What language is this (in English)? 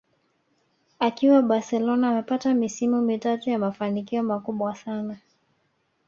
Swahili